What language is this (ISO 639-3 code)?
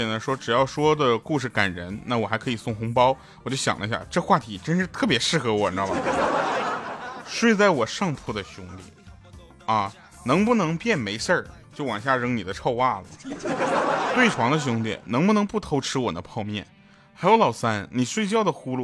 zho